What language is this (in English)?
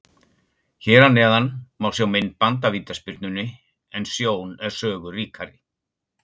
Icelandic